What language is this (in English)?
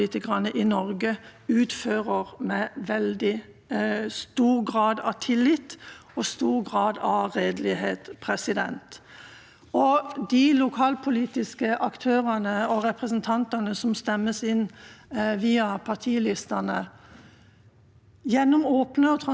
Norwegian